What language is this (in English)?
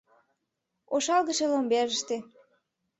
Mari